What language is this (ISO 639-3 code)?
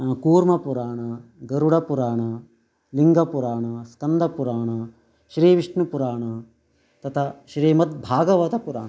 san